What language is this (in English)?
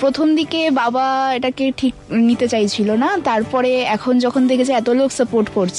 Hindi